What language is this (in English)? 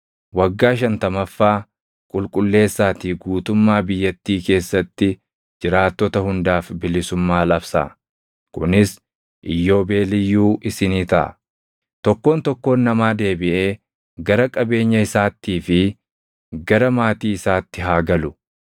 Oromo